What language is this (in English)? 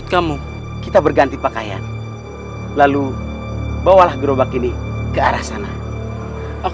Indonesian